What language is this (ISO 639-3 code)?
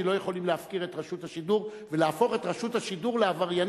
heb